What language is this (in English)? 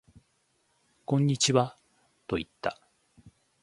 Japanese